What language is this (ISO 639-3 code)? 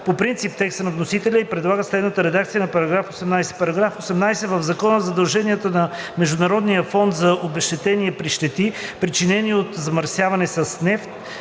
bul